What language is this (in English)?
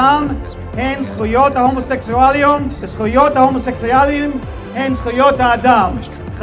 Hebrew